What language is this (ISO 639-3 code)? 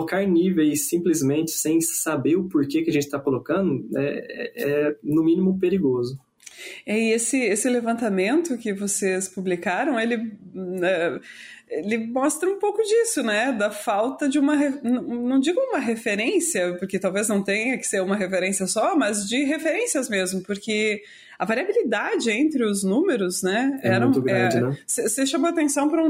por